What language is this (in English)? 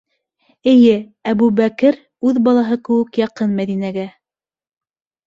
Bashkir